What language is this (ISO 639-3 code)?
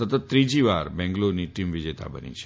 guj